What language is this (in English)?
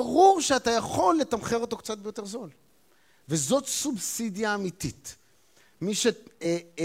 Hebrew